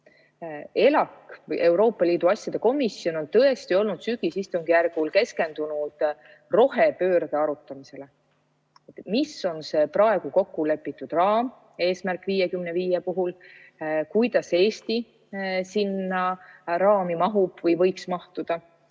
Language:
Estonian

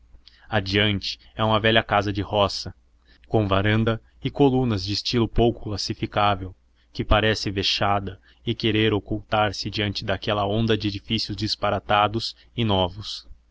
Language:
Portuguese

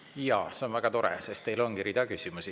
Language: Estonian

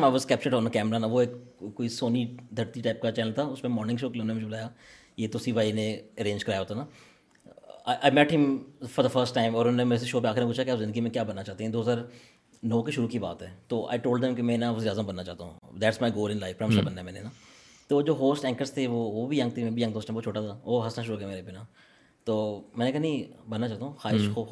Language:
Urdu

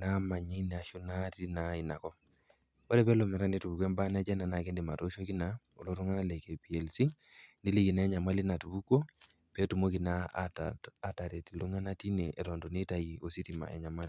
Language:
Masai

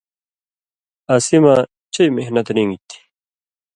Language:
Indus Kohistani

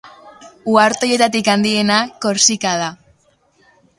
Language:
Basque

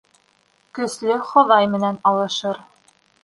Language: Bashkir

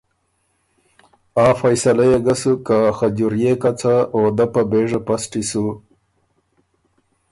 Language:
Ormuri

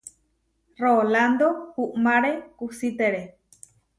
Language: Huarijio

